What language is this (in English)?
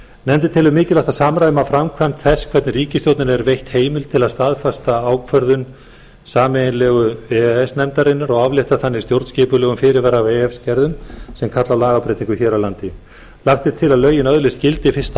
Icelandic